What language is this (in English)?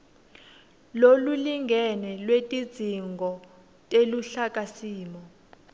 Swati